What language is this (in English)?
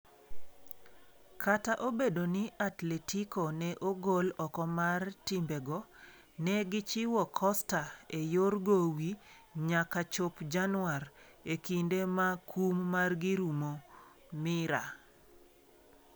Luo (Kenya and Tanzania)